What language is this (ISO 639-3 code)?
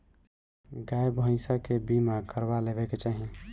bho